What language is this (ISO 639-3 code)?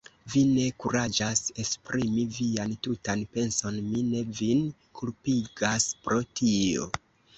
epo